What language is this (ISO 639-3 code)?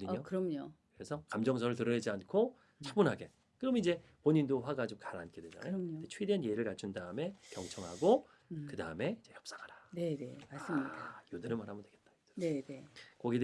kor